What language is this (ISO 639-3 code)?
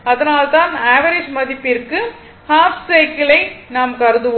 tam